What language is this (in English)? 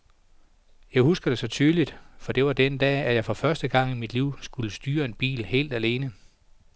Danish